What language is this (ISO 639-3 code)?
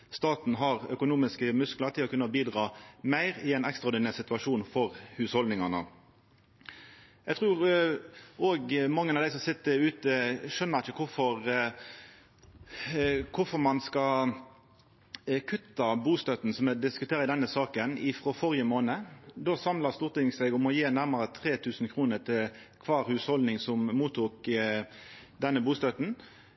nno